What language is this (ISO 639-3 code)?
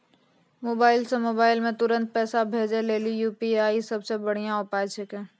mai